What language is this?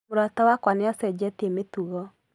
Kikuyu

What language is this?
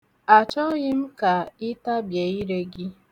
Igbo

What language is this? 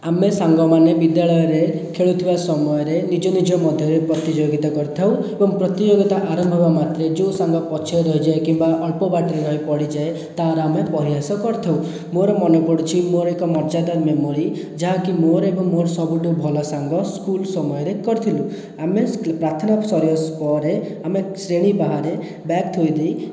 Odia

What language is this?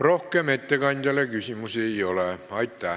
Estonian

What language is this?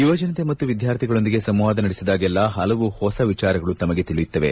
Kannada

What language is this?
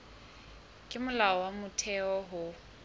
Southern Sotho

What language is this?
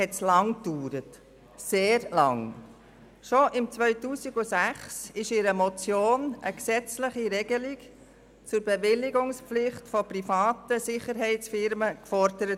Swiss German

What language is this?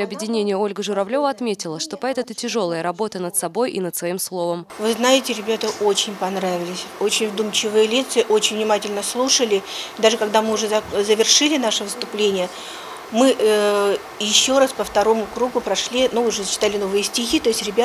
Russian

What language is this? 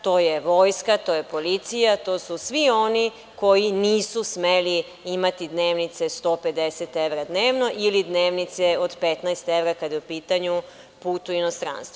Serbian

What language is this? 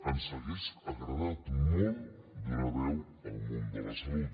Catalan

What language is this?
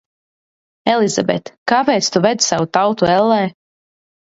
Latvian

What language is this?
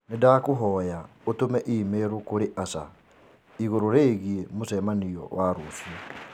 Kikuyu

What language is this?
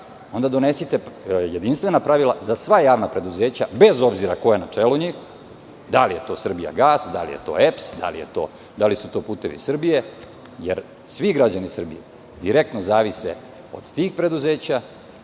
Serbian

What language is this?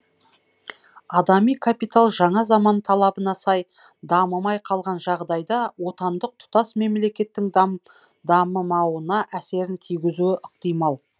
Kazakh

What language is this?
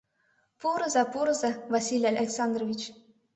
Mari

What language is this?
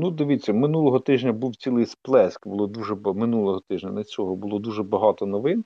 Ukrainian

